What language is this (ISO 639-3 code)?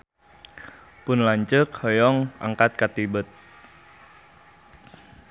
sun